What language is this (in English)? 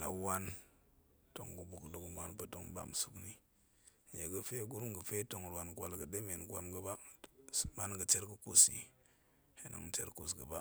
Goemai